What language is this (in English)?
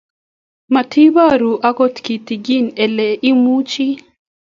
Kalenjin